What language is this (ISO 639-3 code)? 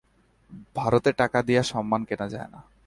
ben